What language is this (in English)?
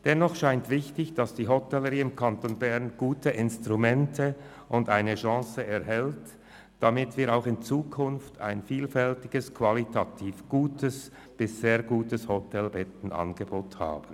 Swiss German